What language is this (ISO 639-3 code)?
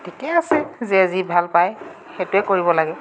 asm